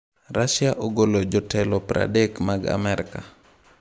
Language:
Luo (Kenya and Tanzania)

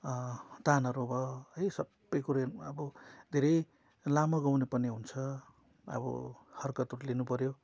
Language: Nepali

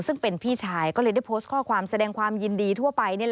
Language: Thai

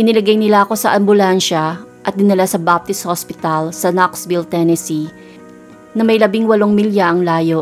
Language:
Filipino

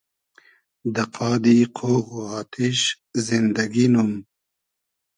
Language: Hazaragi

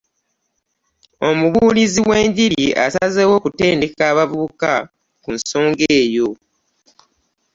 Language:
Ganda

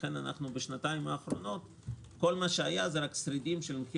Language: Hebrew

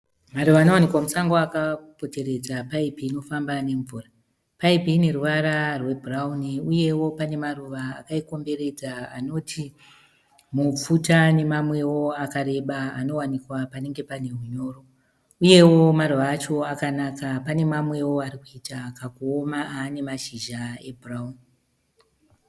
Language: Shona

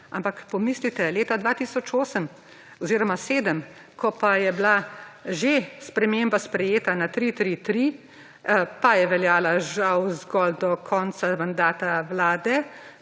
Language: Slovenian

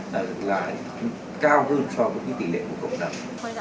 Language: Vietnamese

